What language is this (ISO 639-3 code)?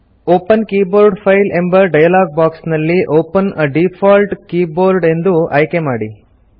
kan